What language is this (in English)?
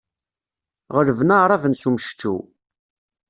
Kabyle